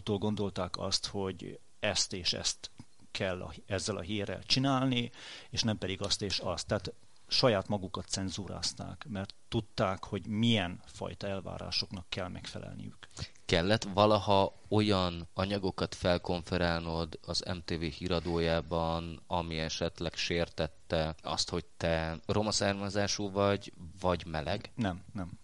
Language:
Hungarian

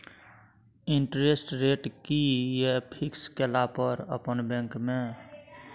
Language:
Maithili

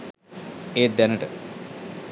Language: Sinhala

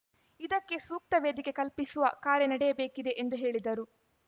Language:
Kannada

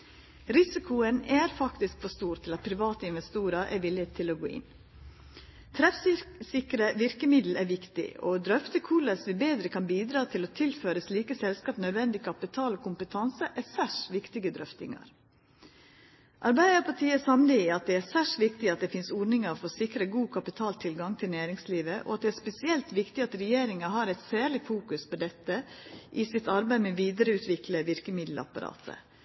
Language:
Norwegian Nynorsk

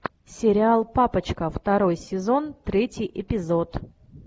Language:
Russian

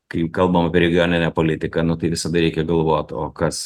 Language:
Lithuanian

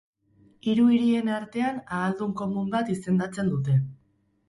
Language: Basque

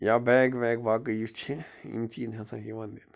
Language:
Kashmiri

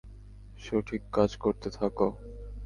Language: Bangla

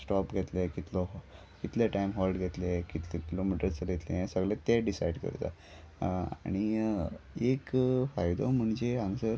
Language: Konkani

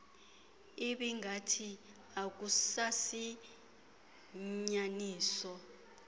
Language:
Xhosa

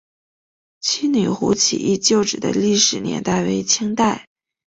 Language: Chinese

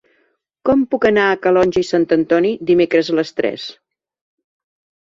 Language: Catalan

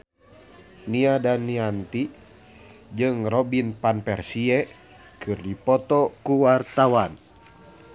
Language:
Sundanese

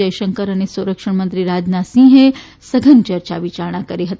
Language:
Gujarati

